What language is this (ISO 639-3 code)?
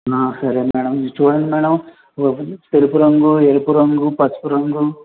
tel